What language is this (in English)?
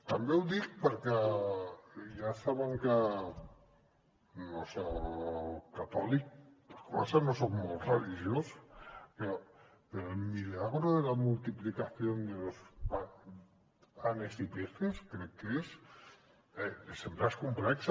Catalan